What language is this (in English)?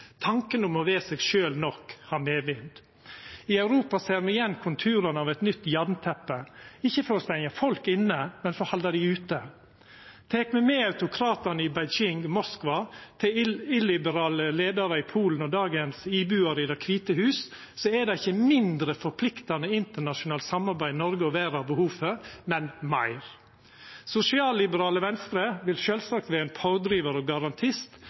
Norwegian Nynorsk